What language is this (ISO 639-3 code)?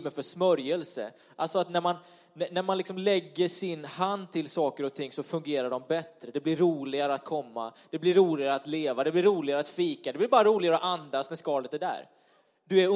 swe